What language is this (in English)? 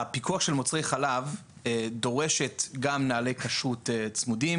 Hebrew